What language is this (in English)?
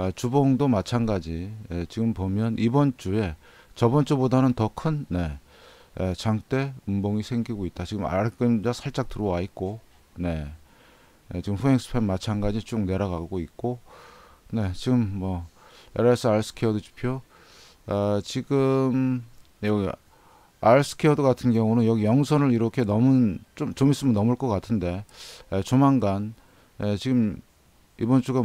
Korean